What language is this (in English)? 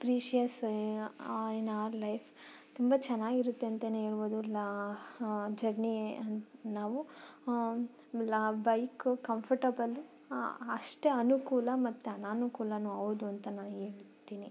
Kannada